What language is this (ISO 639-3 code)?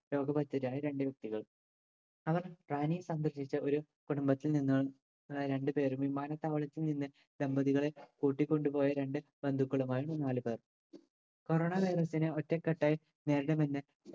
mal